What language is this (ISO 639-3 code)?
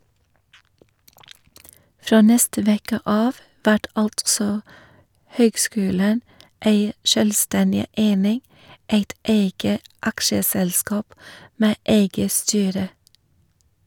nor